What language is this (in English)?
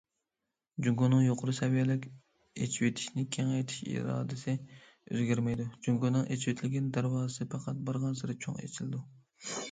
Uyghur